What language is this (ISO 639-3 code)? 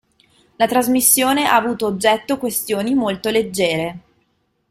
ita